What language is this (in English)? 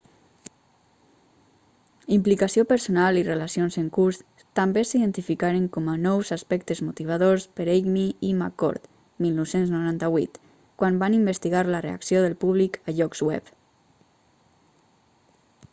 Catalan